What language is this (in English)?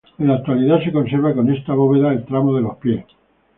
Spanish